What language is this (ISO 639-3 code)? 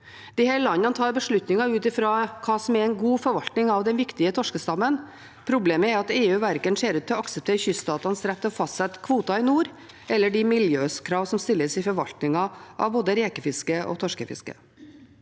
nor